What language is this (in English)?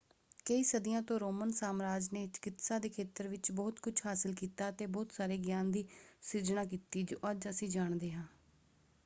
Punjabi